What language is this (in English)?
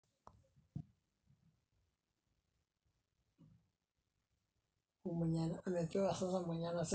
Masai